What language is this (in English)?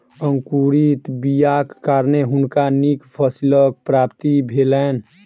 Maithili